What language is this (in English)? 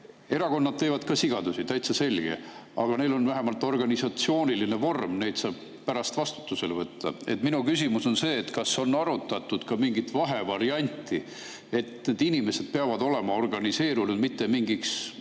Estonian